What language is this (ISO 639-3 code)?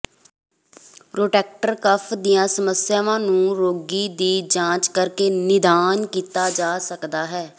pan